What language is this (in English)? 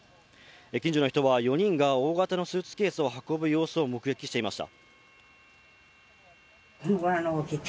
Japanese